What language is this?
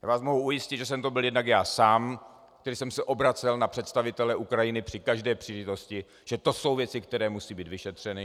Czech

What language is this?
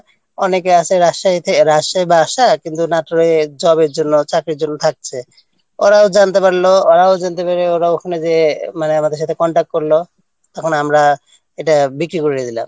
Bangla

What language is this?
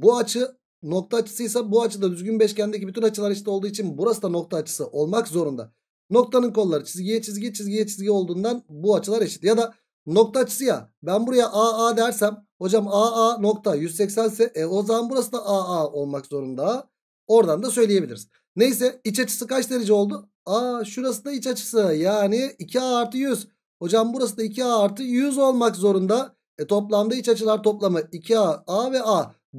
Turkish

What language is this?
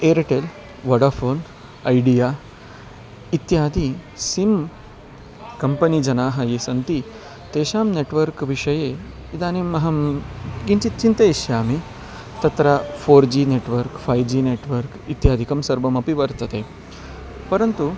Sanskrit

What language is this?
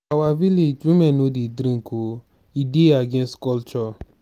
Nigerian Pidgin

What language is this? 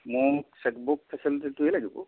Assamese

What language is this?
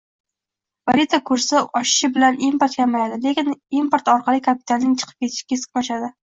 Uzbek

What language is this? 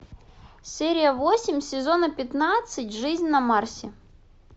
Russian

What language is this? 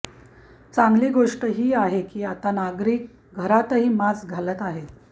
Marathi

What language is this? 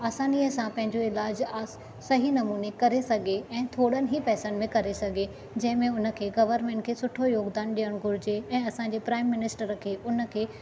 Sindhi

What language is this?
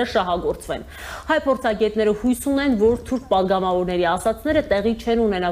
Romanian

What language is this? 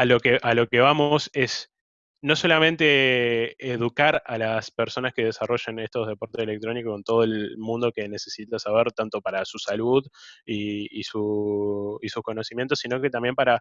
Spanish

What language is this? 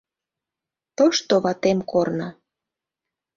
Mari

